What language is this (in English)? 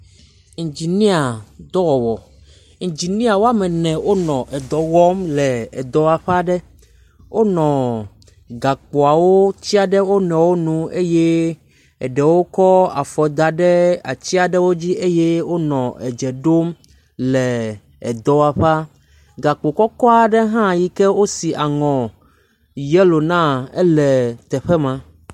Ewe